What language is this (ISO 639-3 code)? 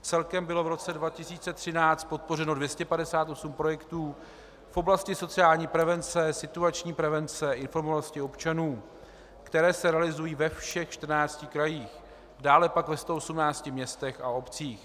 ces